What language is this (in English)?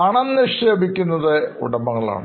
Malayalam